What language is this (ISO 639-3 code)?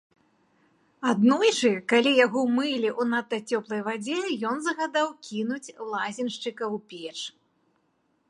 bel